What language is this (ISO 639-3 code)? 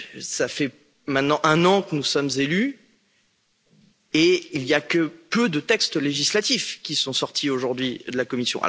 fra